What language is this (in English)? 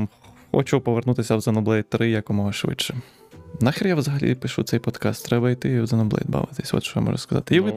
Ukrainian